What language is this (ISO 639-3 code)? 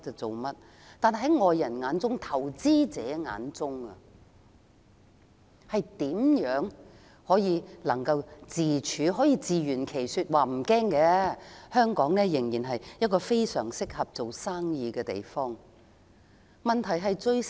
yue